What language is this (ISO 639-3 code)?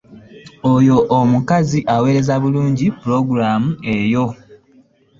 lug